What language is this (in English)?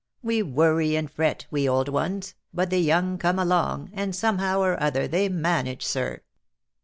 English